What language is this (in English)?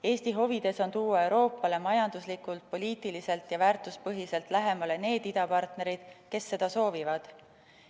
Estonian